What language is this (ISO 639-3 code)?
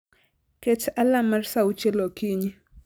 luo